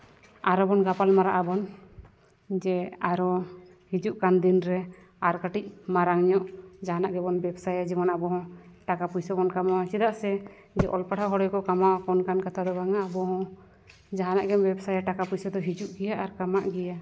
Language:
Santali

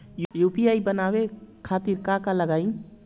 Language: Bhojpuri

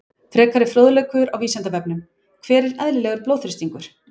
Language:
Icelandic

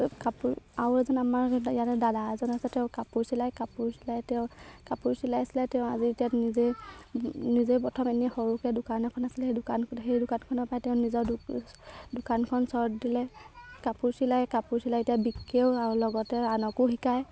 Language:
Assamese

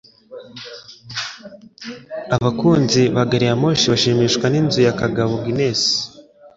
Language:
Kinyarwanda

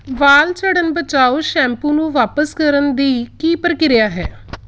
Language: Punjabi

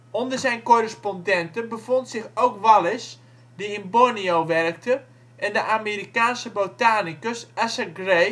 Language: Dutch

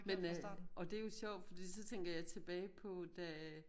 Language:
Danish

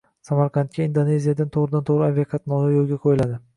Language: Uzbek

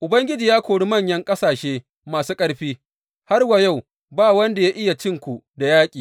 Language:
Hausa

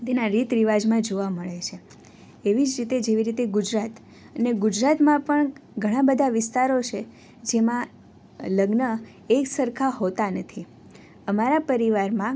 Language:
Gujarati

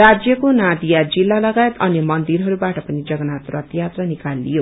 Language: Nepali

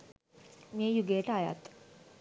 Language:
Sinhala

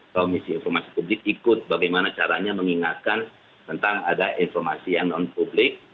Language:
Indonesian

